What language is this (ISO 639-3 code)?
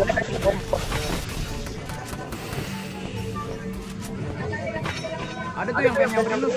ind